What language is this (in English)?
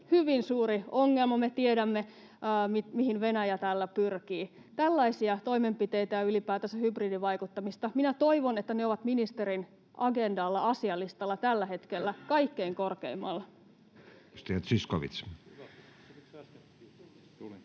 Finnish